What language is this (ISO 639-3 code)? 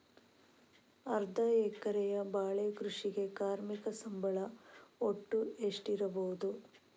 kan